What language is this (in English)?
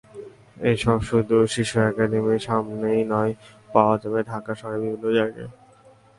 Bangla